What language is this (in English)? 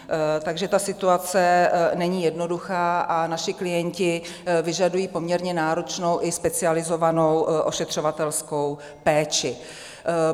Czech